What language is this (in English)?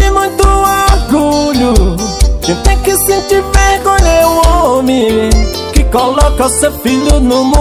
Portuguese